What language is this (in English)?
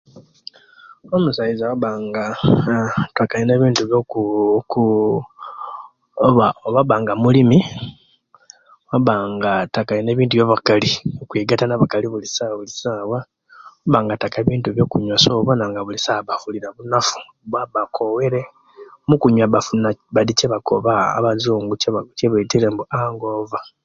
Kenyi